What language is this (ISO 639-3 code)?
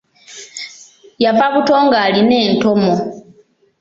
lug